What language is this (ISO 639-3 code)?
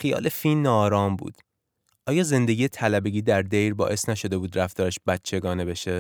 fas